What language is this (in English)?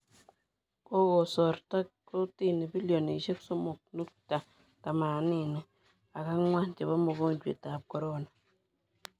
Kalenjin